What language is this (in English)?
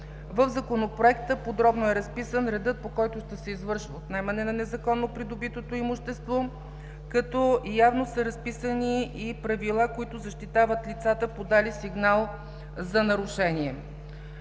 Bulgarian